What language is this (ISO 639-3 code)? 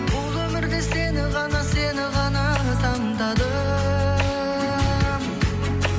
kaz